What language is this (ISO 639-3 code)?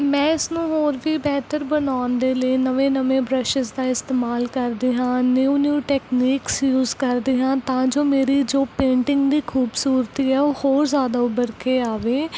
pan